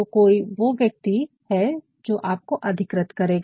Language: Hindi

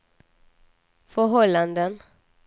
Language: Swedish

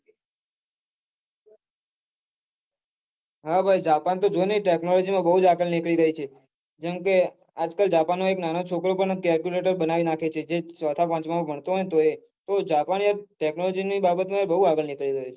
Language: Gujarati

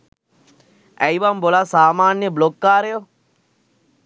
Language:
Sinhala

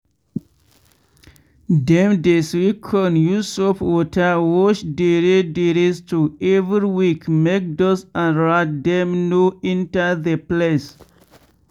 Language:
Nigerian Pidgin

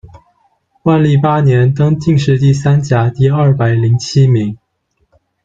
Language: Chinese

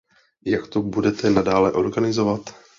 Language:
Czech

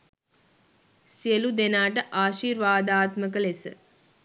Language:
Sinhala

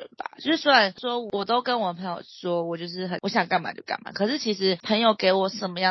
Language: Chinese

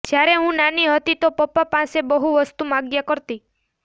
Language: Gujarati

